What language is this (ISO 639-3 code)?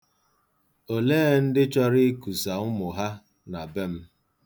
ibo